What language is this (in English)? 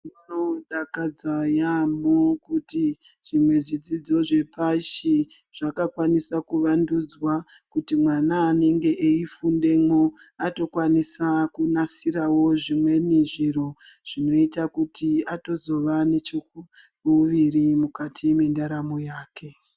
Ndau